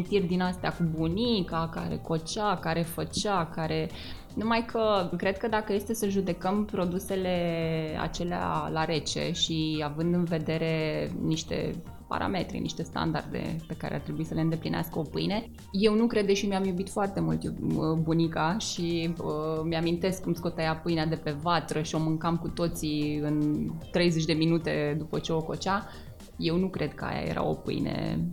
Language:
Romanian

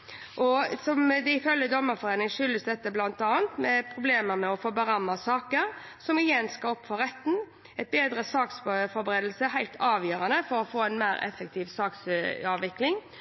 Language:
Norwegian Bokmål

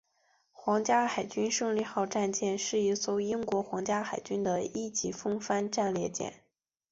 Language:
Chinese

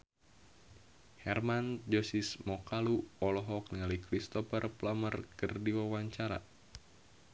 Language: Sundanese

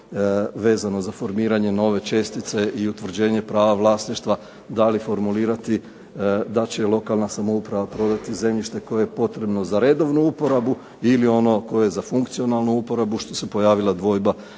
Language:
Croatian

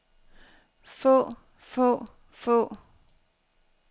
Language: Danish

